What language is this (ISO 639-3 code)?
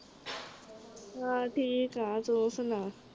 pan